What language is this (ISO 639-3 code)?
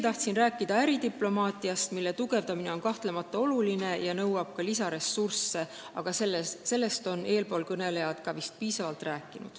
est